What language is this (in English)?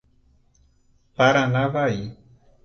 Portuguese